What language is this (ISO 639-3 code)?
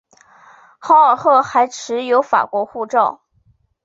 zho